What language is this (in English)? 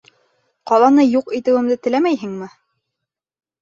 Bashkir